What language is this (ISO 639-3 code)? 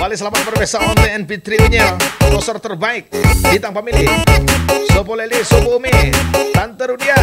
ind